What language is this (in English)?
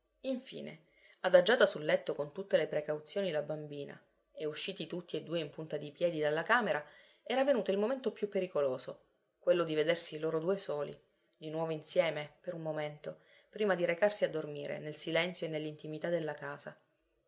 Italian